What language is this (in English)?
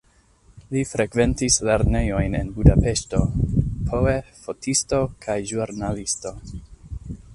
Esperanto